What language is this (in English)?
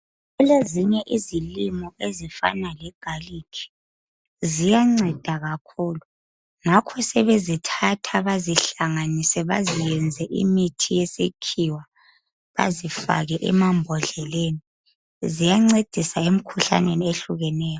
North Ndebele